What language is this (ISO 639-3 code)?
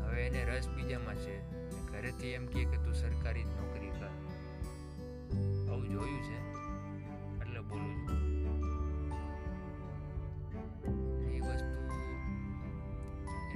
guj